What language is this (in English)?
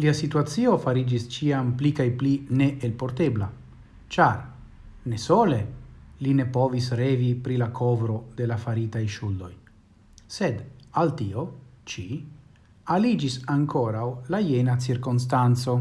Italian